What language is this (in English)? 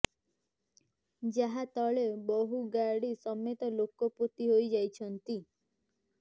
Odia